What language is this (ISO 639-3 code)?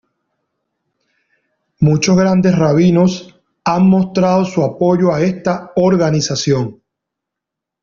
spa